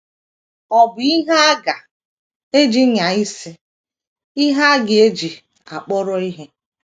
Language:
Igbo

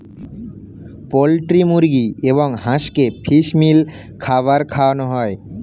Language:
Bangla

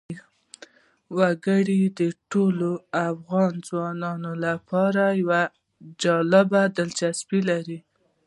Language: Pashto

